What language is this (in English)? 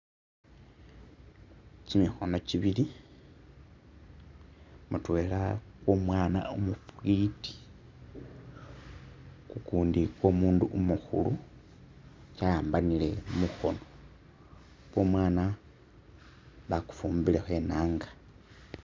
Masaaba